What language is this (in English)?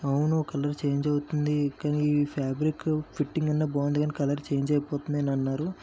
Telugu